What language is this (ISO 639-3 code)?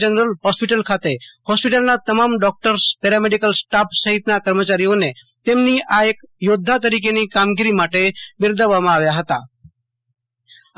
guj